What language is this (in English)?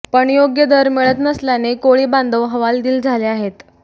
Marathi